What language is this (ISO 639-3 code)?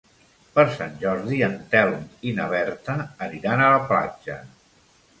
cat